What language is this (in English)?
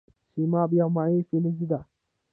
Pashto